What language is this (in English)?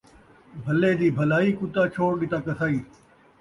Saraiki